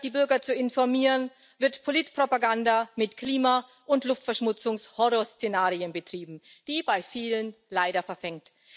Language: German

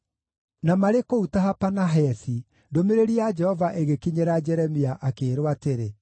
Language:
Kikuyu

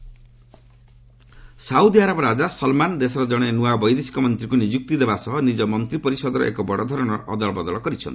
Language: Odia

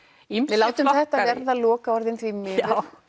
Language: Icelandic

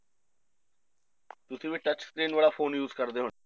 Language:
Punjabi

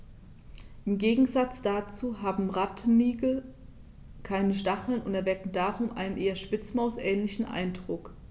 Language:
German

